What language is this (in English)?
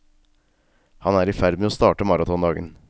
Norwegian